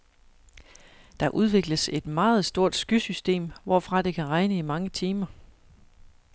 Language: Danish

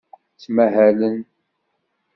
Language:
Kabyle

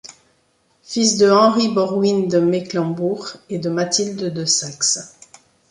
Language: French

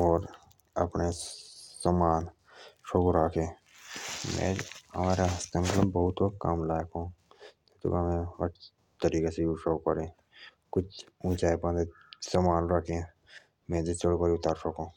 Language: Jaunsari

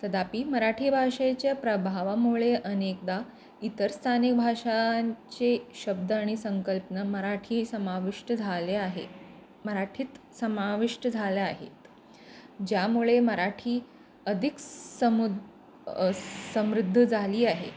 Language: Marathi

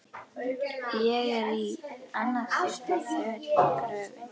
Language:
Icelandic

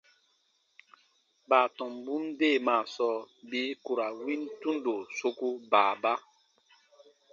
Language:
Baatonum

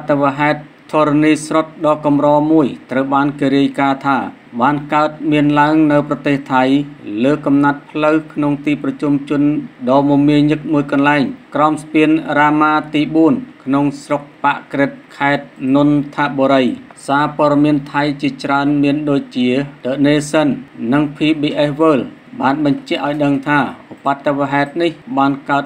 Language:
Thai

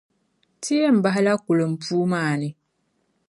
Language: Dagbani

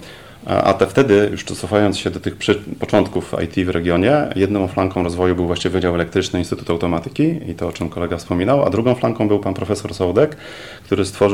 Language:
Polish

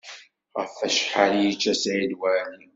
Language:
Kabyle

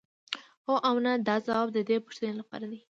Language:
Pashto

